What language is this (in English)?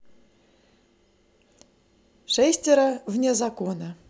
Russian